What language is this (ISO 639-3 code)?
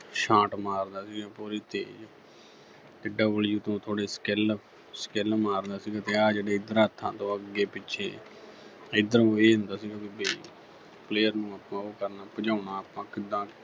pan